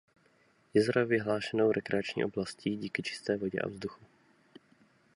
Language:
Czech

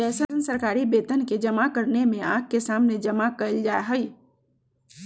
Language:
Magahi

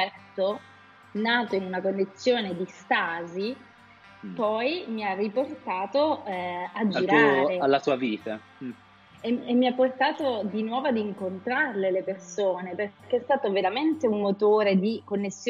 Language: Italian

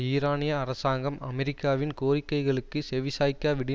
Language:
Tamil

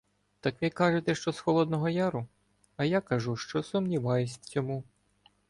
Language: Ukrainian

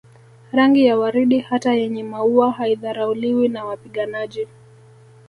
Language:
Swahili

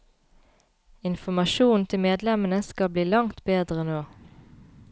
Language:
Norwegian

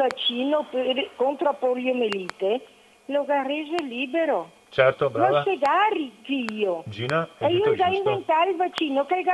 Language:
Italian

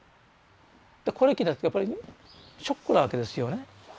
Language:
Japanese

